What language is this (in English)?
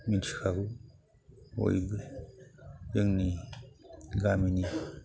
Bodo